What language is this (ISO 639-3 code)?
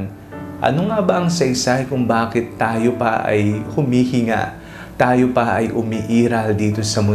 fil